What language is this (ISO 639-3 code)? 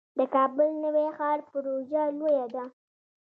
pus